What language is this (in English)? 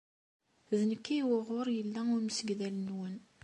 Kabyle